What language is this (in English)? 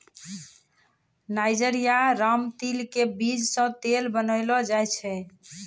Maithili